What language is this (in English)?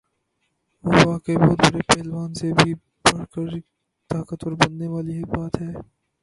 Urdu